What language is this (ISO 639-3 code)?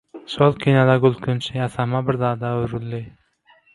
tuk